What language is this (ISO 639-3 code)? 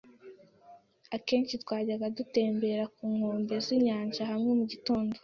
kin